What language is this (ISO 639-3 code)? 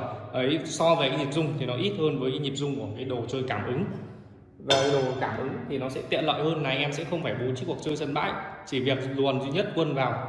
vie